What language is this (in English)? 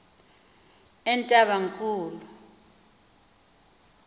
Xhosa